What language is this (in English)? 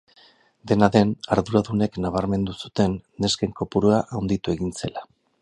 Basque